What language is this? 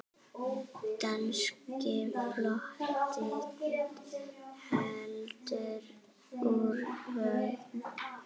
Icelandic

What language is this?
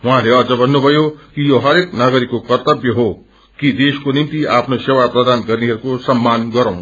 Nepali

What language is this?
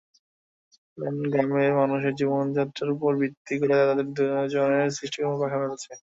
Bangla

